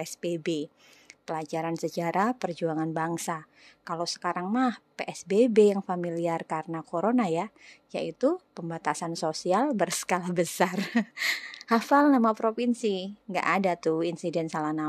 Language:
Indonesian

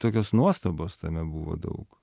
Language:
Lithuanian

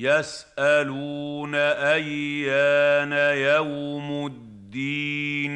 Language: Arabic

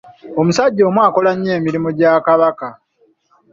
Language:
Ganda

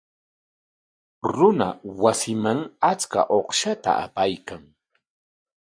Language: Corongo Ancash Quechua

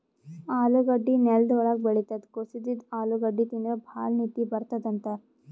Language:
Kannada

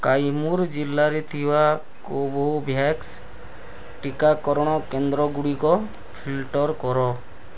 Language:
Odia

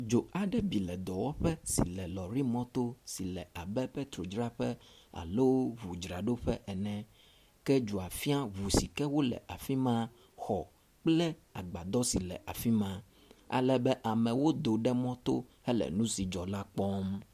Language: Ewe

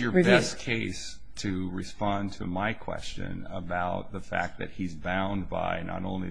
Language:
English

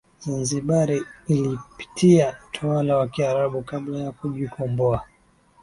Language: Swahili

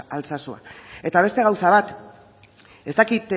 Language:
Basque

